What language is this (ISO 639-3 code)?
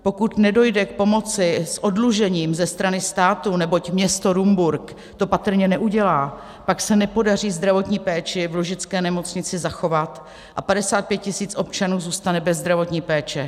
ces